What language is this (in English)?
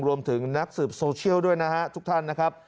Thai